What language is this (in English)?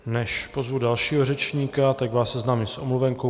Czech